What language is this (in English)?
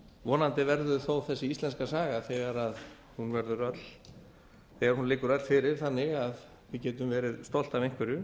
Icelandic